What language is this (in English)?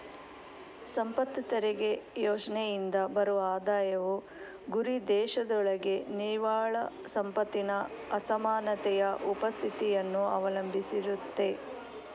Kannada